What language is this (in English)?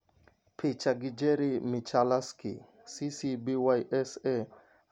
Luo (Kenya and Tanzania)